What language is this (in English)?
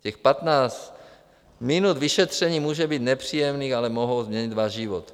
Czech